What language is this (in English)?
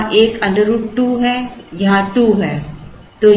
Hindi